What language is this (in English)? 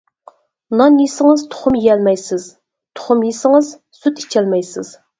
Uyghur